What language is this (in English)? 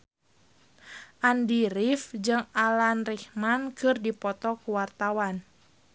Sundanese